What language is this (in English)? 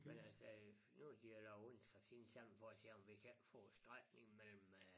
Danish